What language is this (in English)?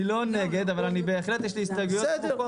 Hebrew